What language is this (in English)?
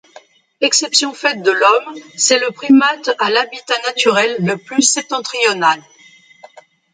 French